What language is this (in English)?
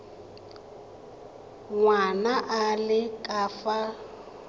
Tswana